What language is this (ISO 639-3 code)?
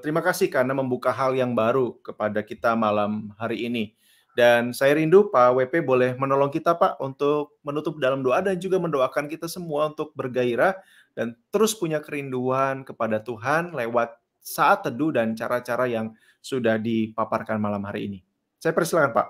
ind